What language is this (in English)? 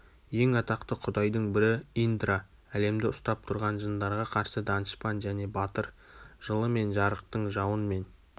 Kazakh